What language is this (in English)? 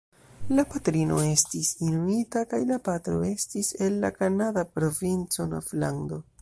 Esperanto